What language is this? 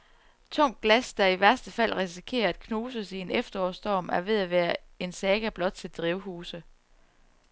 Danish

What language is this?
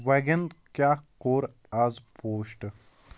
Kashmiri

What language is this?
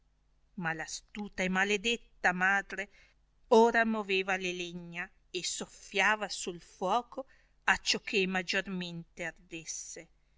Italian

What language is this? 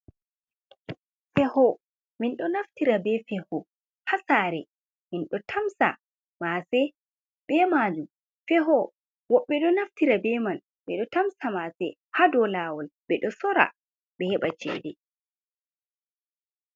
Fula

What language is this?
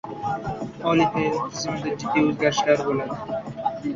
Uzbek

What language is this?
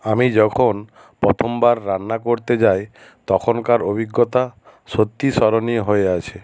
Bangla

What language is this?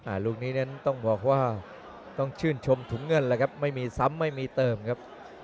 Thai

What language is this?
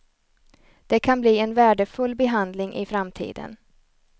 Swedish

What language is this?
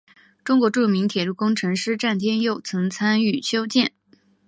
Chinese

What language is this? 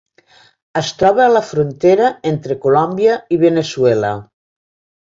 Catalan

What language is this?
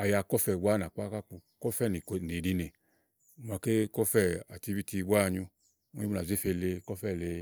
Igo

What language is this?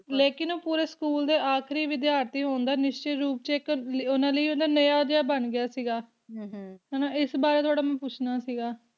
Punjabi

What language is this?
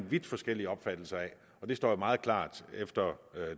Danish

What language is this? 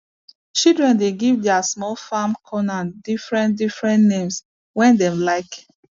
Nigerian Pidgin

